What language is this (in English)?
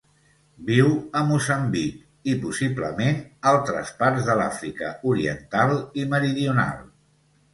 Catalan